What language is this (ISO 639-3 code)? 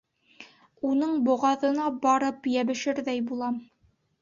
bak